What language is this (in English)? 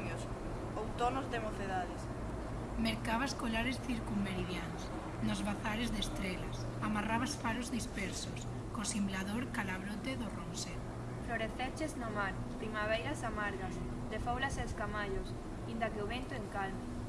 Galician